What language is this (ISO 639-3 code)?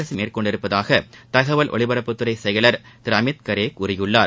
tam